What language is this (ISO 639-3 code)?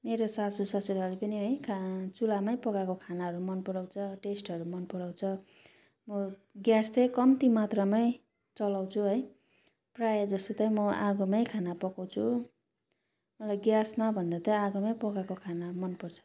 nep